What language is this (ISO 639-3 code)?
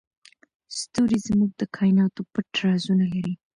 pus